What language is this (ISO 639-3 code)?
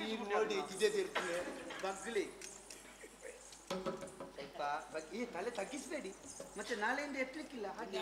ara